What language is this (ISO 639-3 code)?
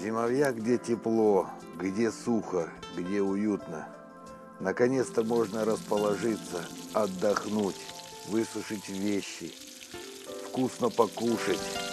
rus